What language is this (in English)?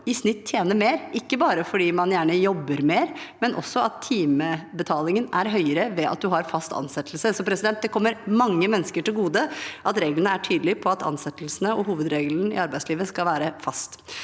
Norwegian